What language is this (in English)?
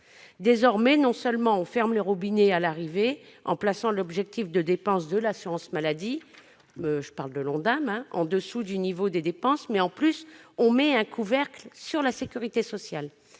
French